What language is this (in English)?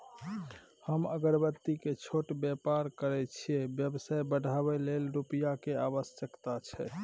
Maithili